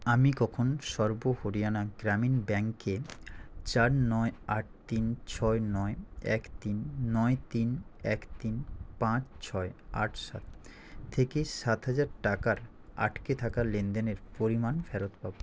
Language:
Bangla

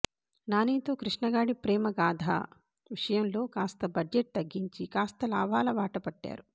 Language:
Telugu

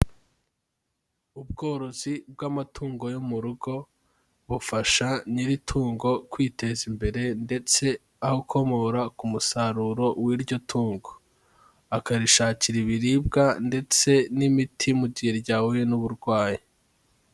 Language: Kinyarwanda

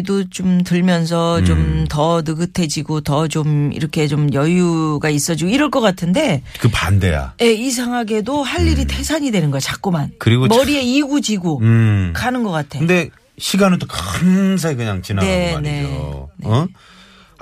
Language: Korean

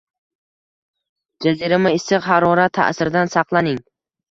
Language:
Uzbek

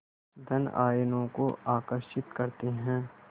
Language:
Hindi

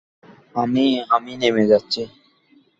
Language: Bangla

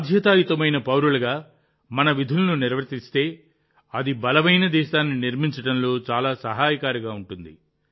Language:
Telugu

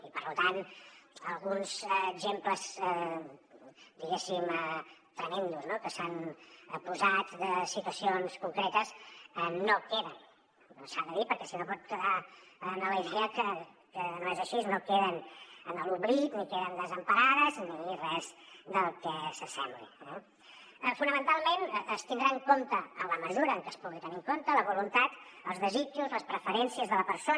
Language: Catalan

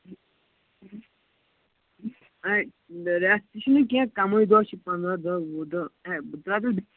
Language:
Kashmiri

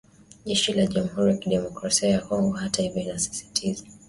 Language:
Swahili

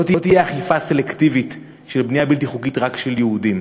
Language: Hebrew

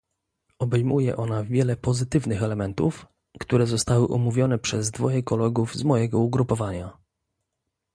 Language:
Polish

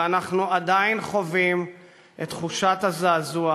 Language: Hebrew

